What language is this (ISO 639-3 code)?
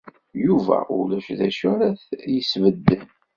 kab